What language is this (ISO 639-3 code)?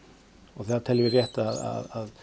isl